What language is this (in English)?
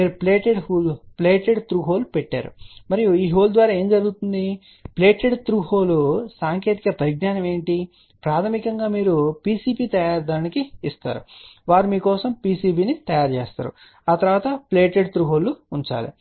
Telugu